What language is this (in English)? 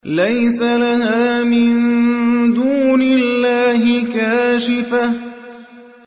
Arabic